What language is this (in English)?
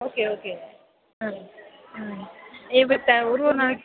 Tamil